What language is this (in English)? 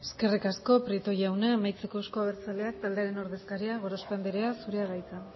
Basque